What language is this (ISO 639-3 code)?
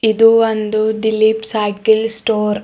kan